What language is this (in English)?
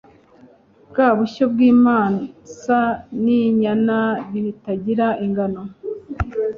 Kinyarwanda